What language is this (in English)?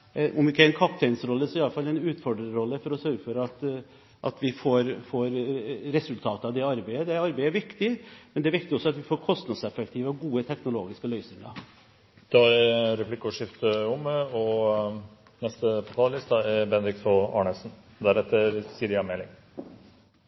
Norwegian